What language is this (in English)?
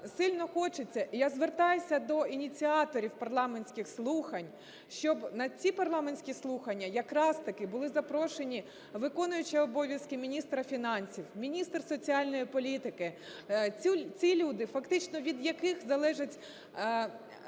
Ukrainian